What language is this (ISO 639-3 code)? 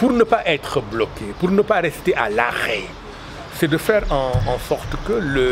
fra